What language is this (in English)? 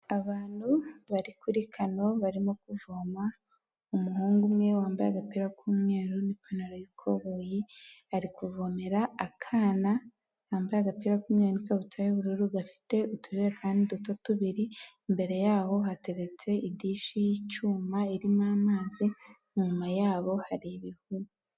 Kinyarwanda